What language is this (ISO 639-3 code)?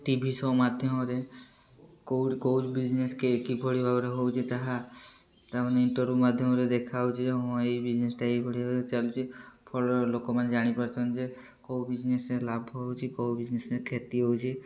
ori